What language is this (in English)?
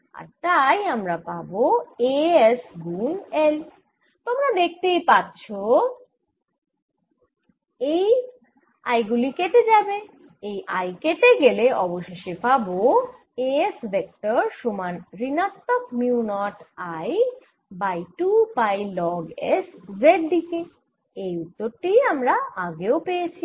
Bangla